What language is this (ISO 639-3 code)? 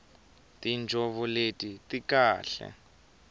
tso